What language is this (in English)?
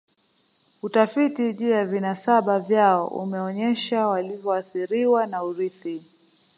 Swahili